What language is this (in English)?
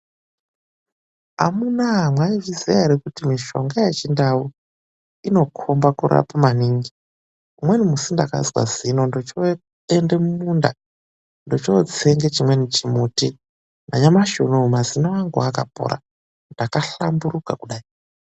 Ndau